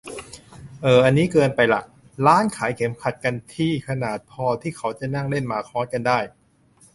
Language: Thai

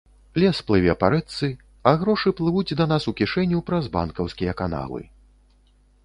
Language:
Belarusian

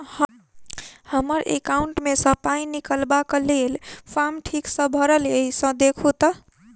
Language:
Maithili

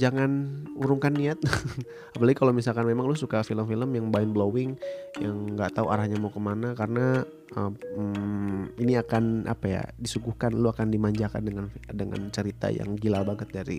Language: Indonesian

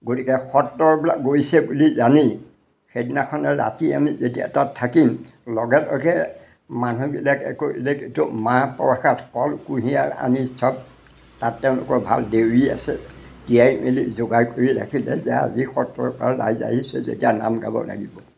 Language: Assamese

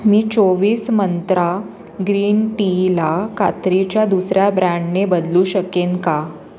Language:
Marathi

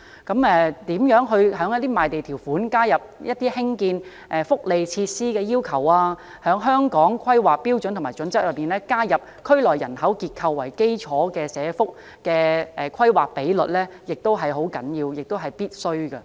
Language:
Cantonese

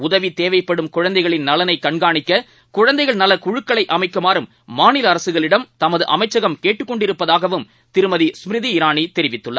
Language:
Tamil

